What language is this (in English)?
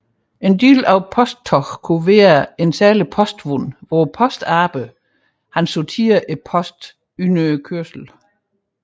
Danish